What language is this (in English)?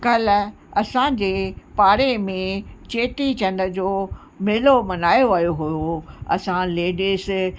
Sindhi